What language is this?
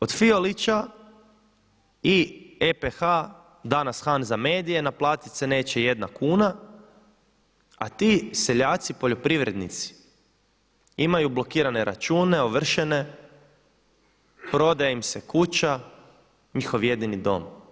Croatian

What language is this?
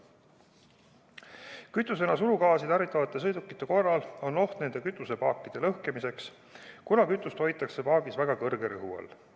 Estonian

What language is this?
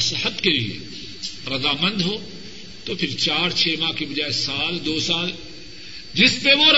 Urdu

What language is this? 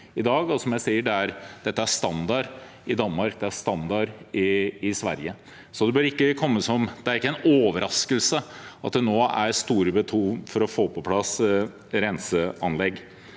Norwegian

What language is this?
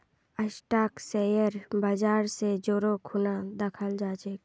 Magahi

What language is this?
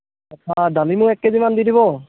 Assamese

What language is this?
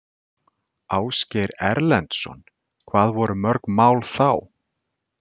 Icelandic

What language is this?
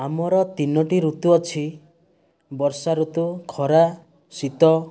Odia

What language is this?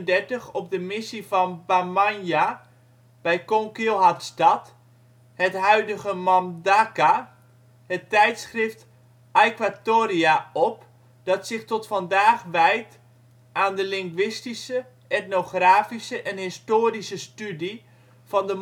Dutch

